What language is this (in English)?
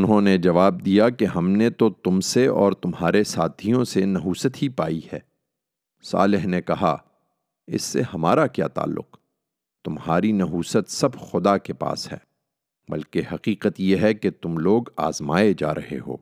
Urdu